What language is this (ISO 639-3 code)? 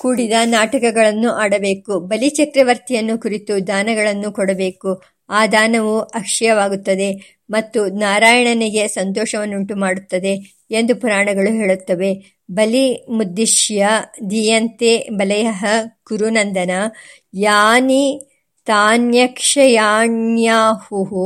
kan